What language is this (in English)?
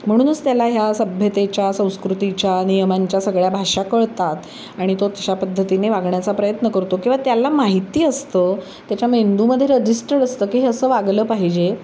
Marathi